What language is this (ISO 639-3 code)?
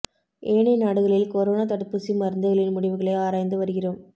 tam